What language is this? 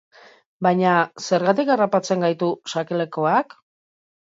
Basque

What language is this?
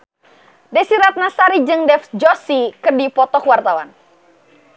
Sundanese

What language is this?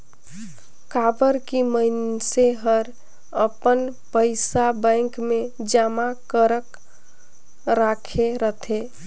Chhattisgarhi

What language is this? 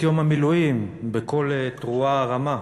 Hebrew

